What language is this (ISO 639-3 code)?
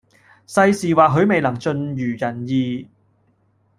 yue